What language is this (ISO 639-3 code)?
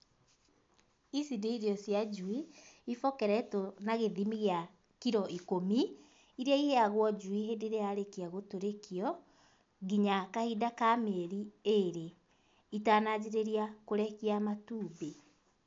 kik